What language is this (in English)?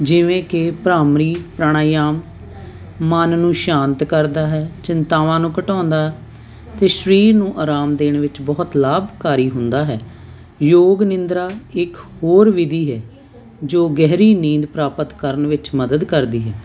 Punjabi